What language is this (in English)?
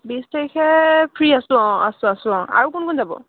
Assamese